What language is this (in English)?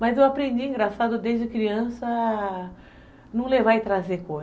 Portuguese